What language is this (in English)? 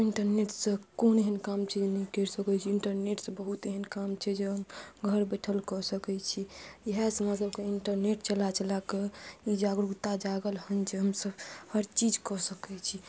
Maithili